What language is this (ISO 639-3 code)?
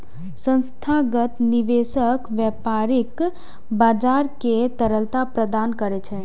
mai